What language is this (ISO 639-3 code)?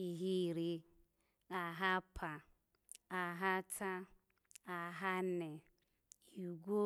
ala